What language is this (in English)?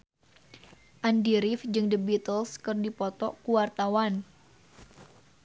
Sundanese